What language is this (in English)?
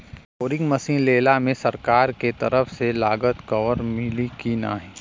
Bhojpuri